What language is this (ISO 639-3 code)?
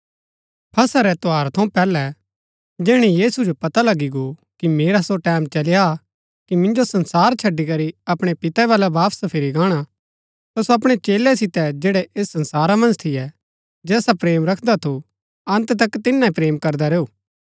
gbk